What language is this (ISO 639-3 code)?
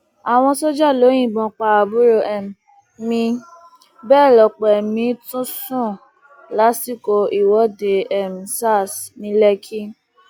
yor